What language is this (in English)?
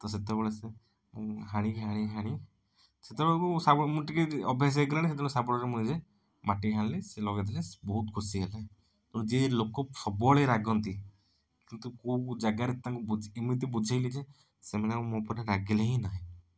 Odia